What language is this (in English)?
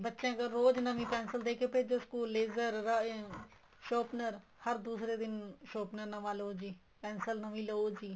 Punjabi